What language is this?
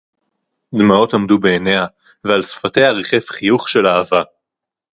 Hebrew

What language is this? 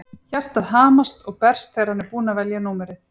Icelandic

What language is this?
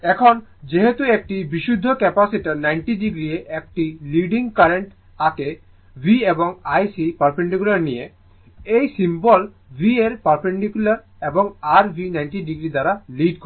Bangla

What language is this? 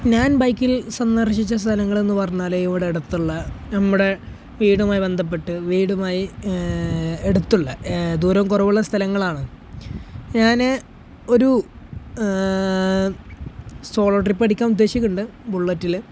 Malayalam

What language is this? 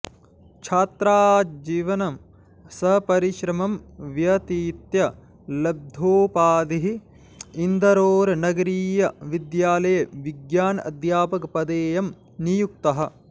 Sanskrit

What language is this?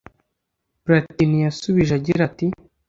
Kinyarwanda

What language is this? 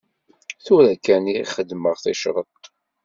Kabyle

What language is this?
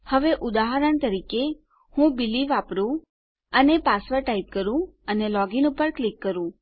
Gujarati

